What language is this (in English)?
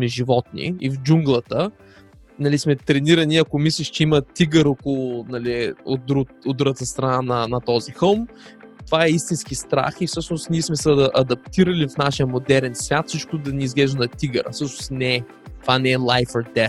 Bulgarian